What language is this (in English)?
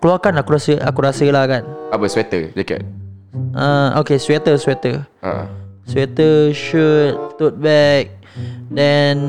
Malay